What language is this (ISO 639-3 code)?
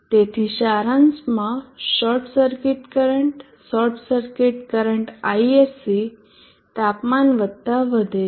guj